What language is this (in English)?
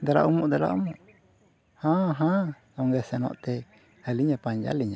Santali